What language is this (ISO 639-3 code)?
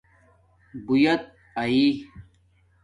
dmk